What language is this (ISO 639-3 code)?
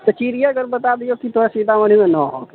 mai